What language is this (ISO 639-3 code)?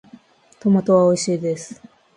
jpn